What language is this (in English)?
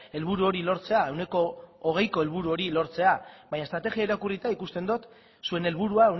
Basque